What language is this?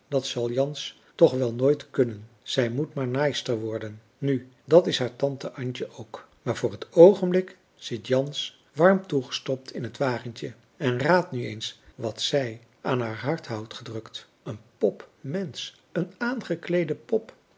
Dutch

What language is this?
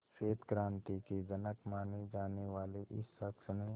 Hindi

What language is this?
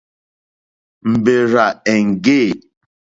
Mokpwe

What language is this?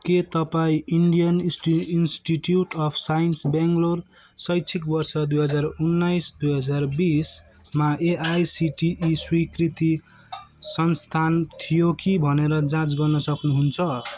Nepali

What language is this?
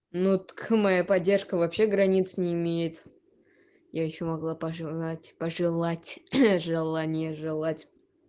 Russian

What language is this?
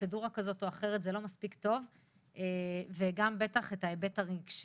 Hebrew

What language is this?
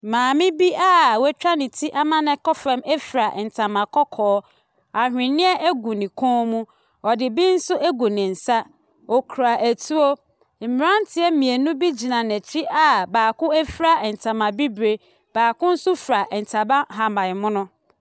Akan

